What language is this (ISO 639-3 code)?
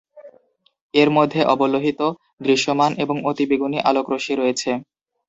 ben